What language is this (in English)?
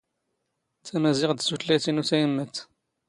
Standard Moroccan Tamazight